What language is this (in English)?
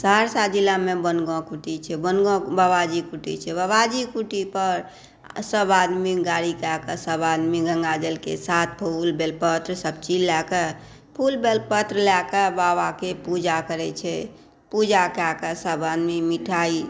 Maithili